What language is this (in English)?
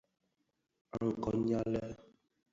Bafia